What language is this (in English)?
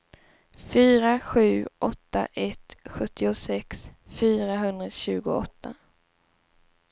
Swedish